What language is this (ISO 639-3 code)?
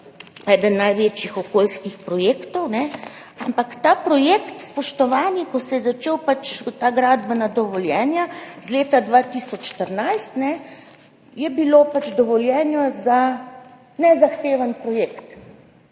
slv